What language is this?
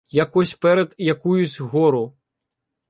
Ukrainian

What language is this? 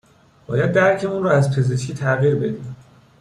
Persian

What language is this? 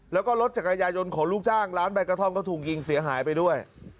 Thai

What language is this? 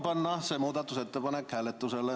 Estonian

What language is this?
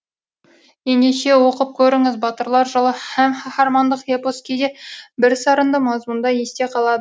Kazakh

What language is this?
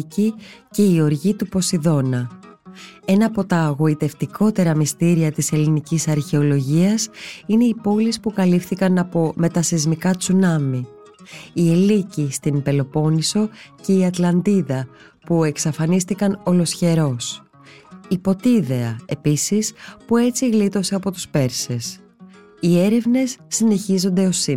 Greek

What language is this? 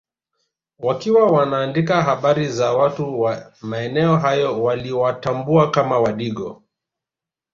Swahili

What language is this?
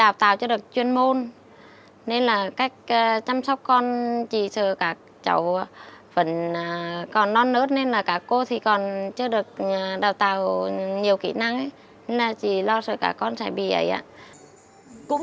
Vietnamese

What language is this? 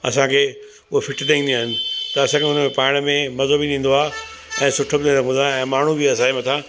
Sindhi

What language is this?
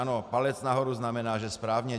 Czech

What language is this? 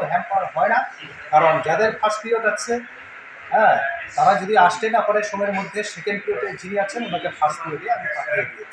Bangla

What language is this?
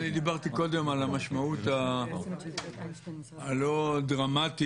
Hebrew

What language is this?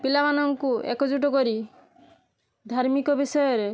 Odia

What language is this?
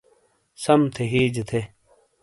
Shina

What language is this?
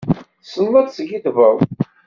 Kabyle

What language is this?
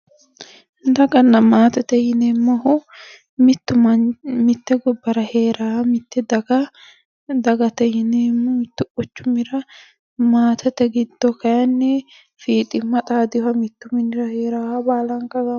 Sidamo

